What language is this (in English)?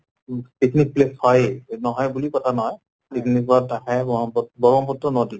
Assamese